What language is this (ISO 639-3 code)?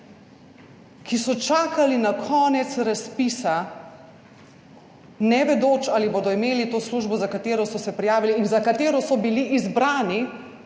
slv